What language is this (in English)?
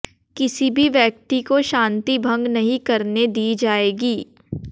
Hindi